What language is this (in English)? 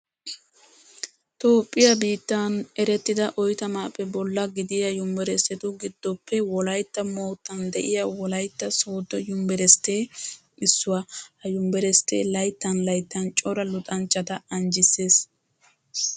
Wolaytta